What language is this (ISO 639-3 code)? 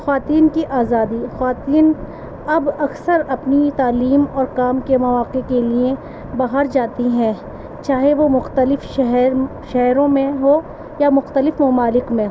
urd